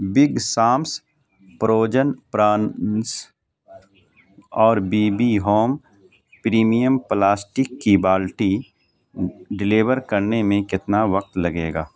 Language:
Urdu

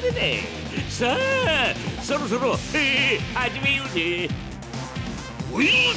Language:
Japanese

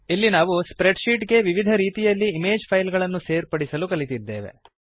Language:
Kannada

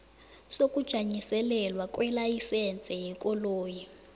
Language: South Ndebele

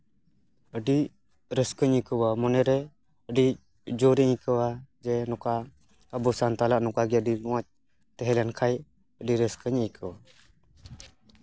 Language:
Santali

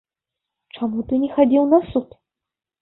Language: Belarusian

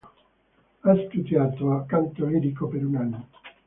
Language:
Italian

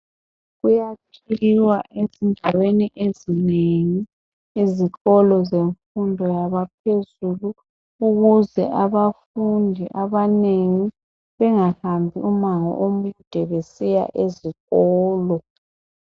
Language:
North Ndebele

